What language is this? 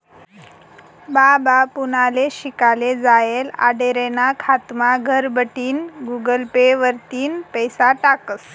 Marathi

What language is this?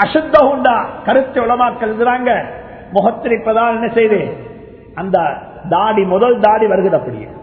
Tamil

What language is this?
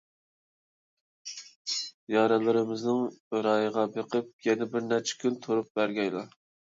Uyghur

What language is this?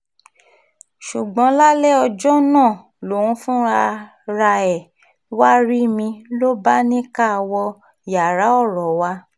Yoruba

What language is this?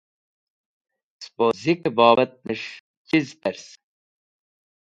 Wakhi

